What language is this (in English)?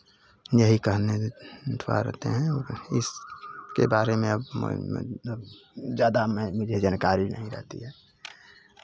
Hindi